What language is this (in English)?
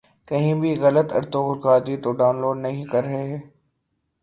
Urdu